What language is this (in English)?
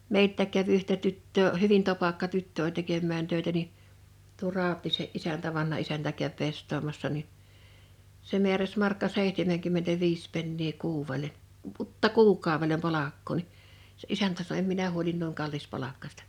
Finnish